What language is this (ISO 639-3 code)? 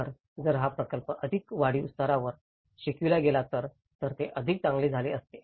mar